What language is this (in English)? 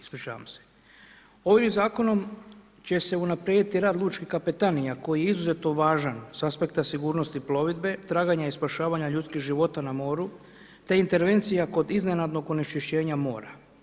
Croatian